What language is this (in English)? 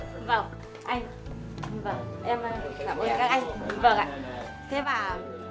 Vietnamese